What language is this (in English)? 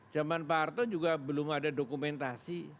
Indonesian